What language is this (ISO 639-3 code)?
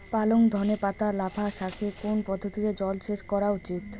ben